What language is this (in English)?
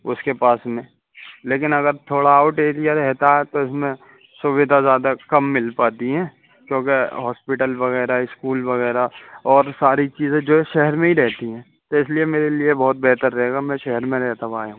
Urdu